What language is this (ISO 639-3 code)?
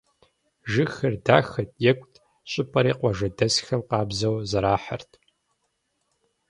kbd